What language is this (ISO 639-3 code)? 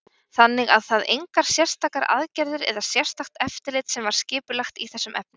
isl